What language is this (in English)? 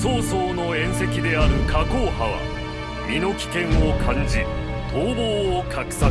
Japanese